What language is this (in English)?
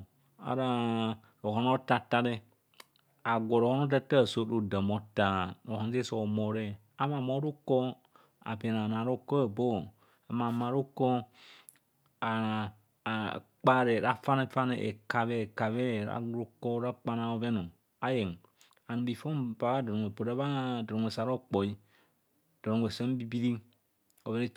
Kohumono